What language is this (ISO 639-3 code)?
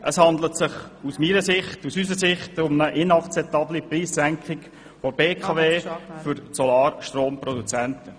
gsw